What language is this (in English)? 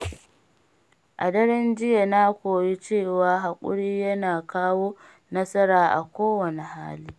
Hausa